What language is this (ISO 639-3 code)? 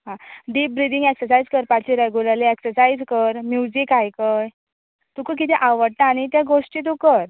kok